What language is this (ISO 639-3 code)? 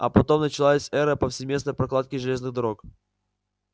rus